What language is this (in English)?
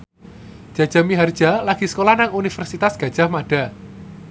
Javanese